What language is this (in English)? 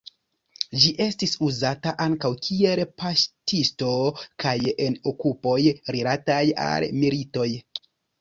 Esperanto